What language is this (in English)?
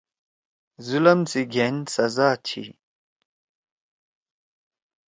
Torwali